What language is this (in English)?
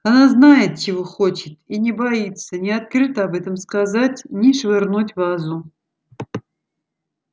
Russian